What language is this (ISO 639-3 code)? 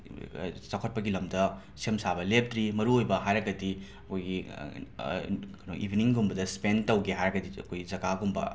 mni